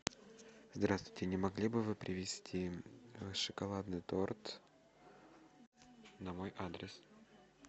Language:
Russian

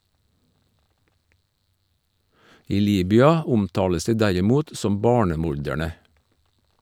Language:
Norwegian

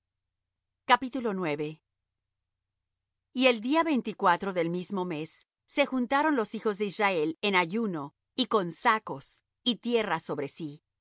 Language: Spanish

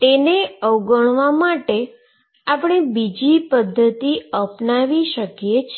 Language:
Gujarati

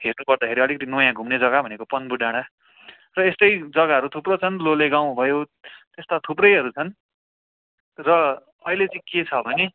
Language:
Nepali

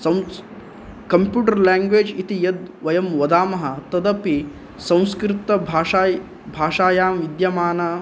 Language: Sanskrit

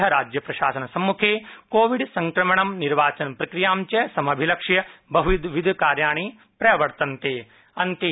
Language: Sanskrit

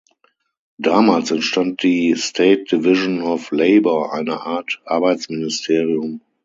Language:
German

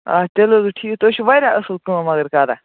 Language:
Kashmiri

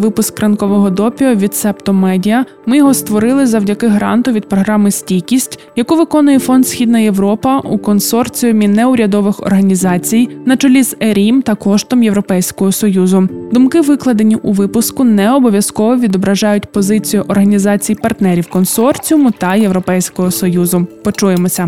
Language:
Ukrainian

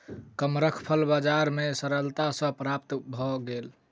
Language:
Maithili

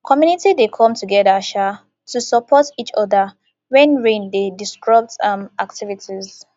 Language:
Nigerian Pidgin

